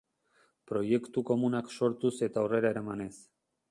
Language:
Basque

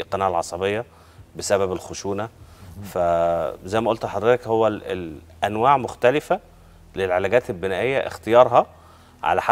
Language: Arabic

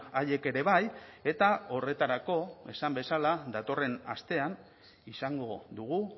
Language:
Basque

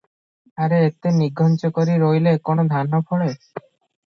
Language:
Odia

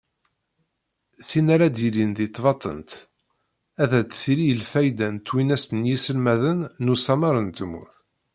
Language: Kabyle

